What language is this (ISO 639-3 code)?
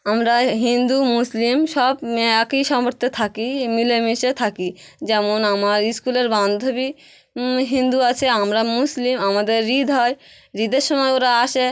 ben